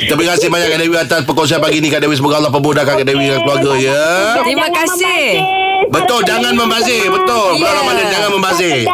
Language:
Malay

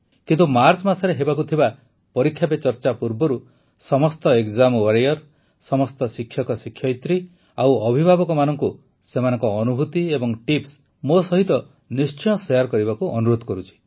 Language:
Odia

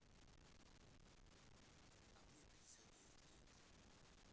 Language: Russian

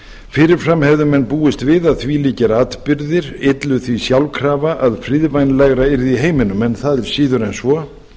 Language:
Icelandic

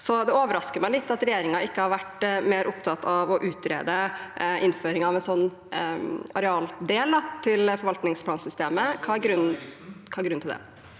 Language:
Norwegian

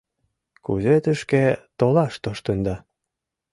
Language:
Mari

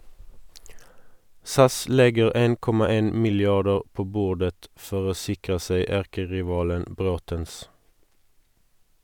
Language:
Norwegian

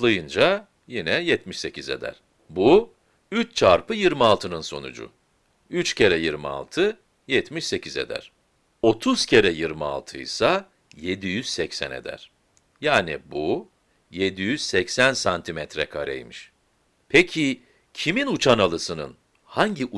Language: Turkish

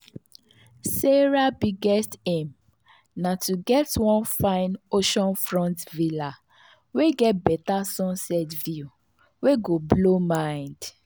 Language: Nigerian Pidgin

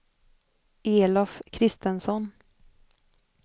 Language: Swedish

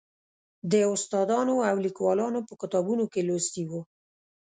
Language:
Pashto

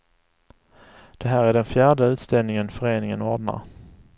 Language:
Swedish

